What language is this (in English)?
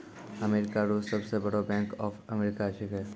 Maithili